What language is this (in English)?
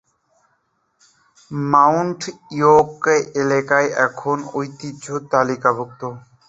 Bangla